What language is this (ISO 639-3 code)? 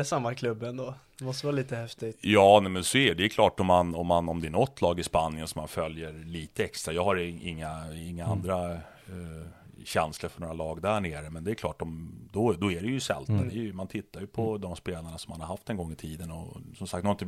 swe